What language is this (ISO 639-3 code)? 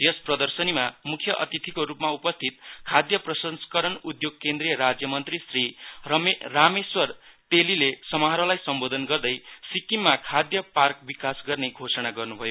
nep